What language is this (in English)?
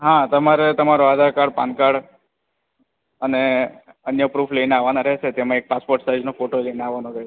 Gujarati